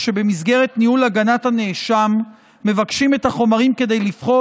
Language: Hebrew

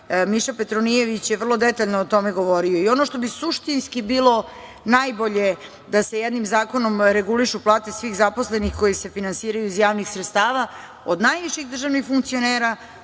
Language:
Serbian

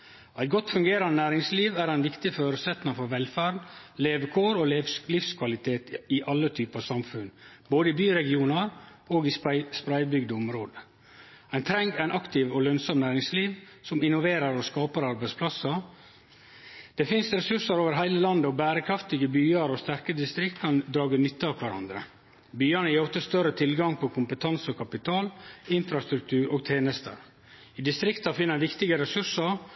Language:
Norwegian Nynorsk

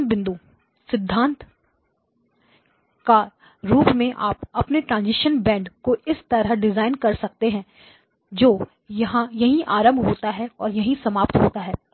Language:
Hindi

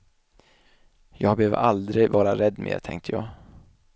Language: Swedish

